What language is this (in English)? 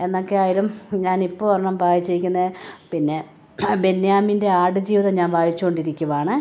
Malayalam